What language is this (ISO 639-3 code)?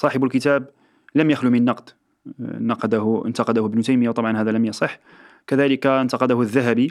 ara